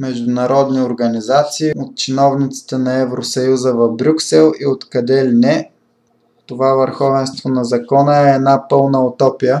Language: Bulgarian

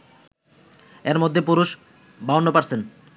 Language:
Bangla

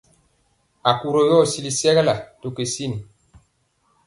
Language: Mpiemo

